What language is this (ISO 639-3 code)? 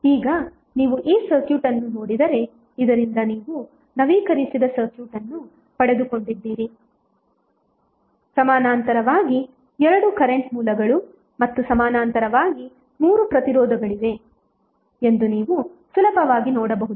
kan